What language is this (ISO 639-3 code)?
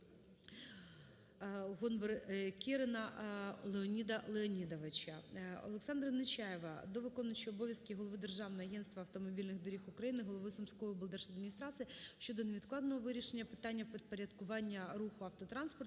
ukr